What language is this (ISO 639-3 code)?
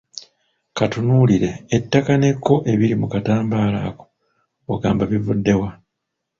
lug